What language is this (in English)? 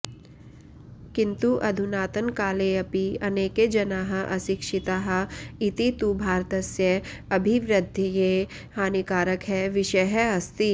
Sanskrit